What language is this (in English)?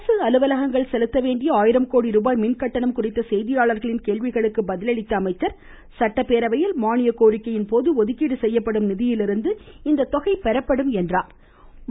Tamil